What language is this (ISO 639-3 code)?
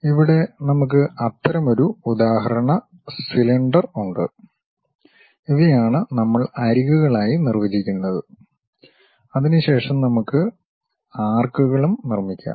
mal